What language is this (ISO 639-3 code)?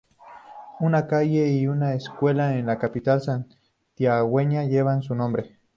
spa